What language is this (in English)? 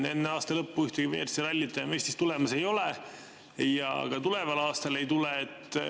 Estonian